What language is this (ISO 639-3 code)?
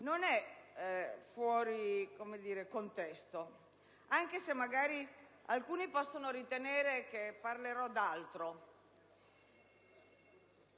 ita